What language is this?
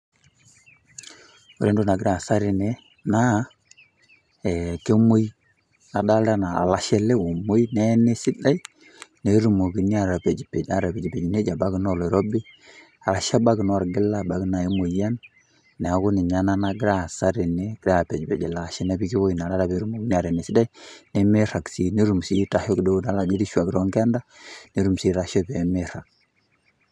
Masai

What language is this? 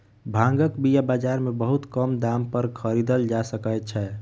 Maithili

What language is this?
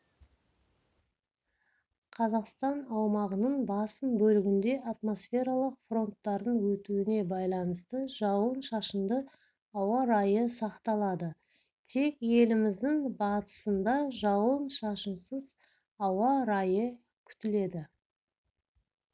Kazakh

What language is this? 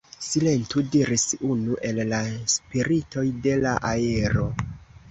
Esperanto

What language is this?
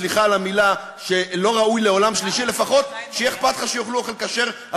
Hebrew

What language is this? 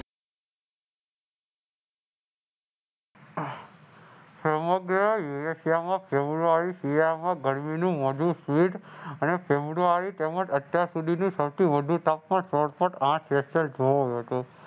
Gujarati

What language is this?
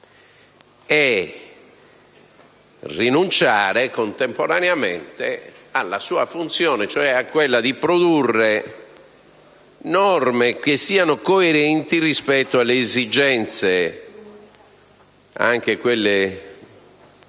Italian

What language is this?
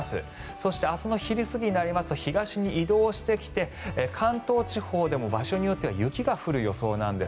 Japanese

